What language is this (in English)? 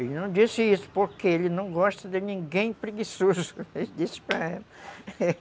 Portuguese